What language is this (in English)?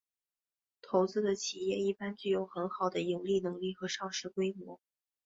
Chinese